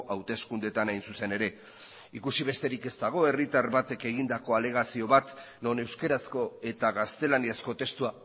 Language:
Basque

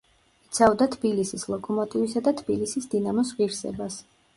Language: Georgian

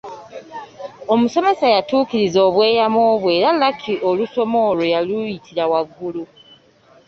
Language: Ganda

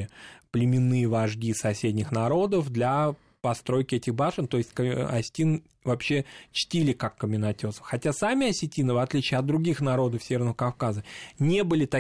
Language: Russian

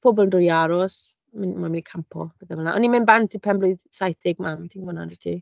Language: Welsh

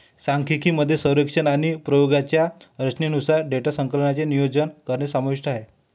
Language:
Marathi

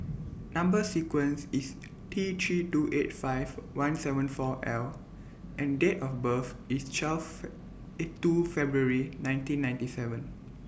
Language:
English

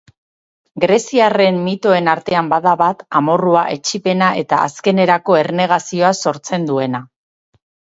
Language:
Basque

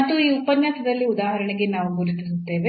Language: Kannada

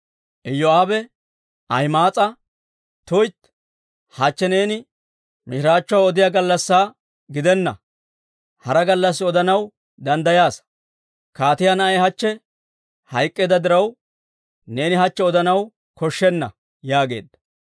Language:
Dawro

